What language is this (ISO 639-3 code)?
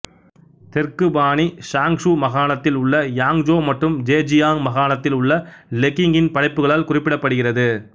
tam